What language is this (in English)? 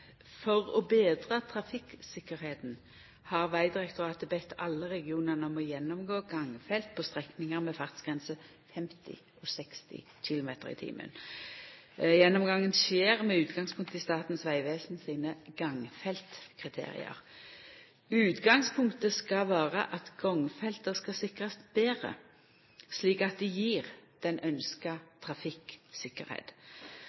Norwegian